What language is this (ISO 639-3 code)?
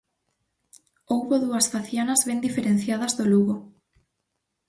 glg